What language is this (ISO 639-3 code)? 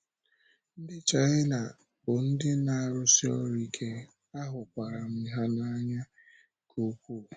ibo